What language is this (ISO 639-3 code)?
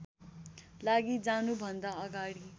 nep